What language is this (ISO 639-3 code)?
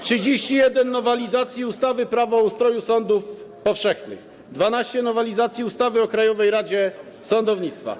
pol